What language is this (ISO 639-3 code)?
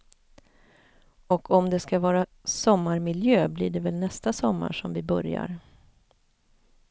swe